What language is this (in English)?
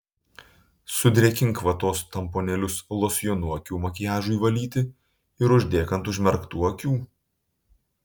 Lithuanian